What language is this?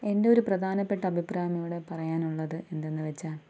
Malayalam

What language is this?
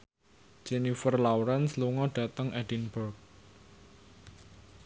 Javanese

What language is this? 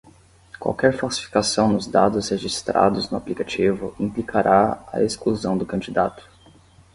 Portuguese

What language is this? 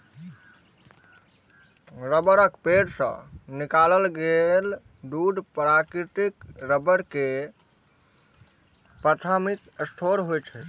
Maithili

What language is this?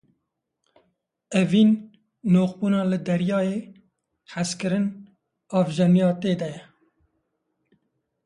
Kurdish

